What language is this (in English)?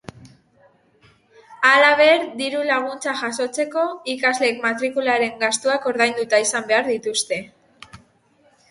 Basque